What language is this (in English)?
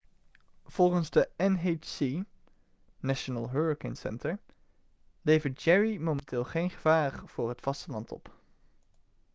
Dutch